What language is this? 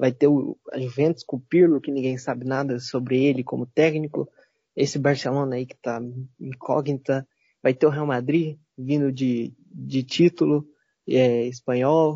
Portuguese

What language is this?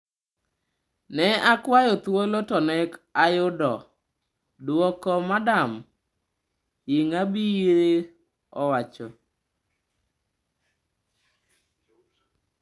Luo (Kenya and Tanzania)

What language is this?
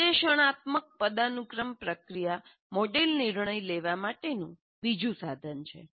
Gujarati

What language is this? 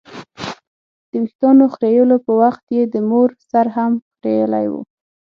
Pashto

